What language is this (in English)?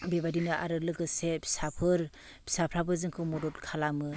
Bodo